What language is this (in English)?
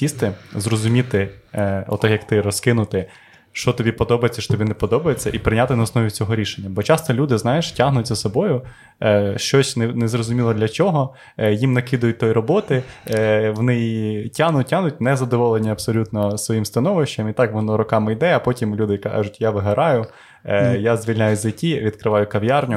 Ukrainian